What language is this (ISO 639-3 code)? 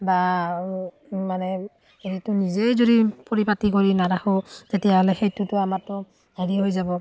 asm